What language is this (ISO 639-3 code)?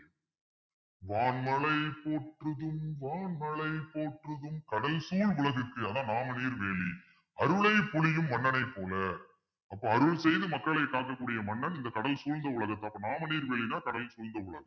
tam